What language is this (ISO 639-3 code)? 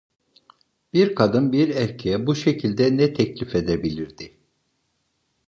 tur